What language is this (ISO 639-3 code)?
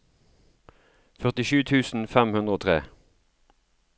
nor